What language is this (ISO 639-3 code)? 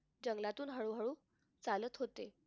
mar